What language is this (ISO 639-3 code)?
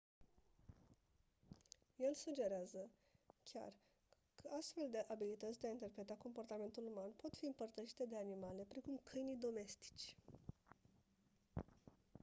ron